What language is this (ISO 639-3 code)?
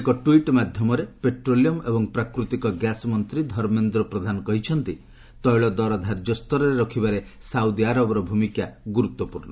ori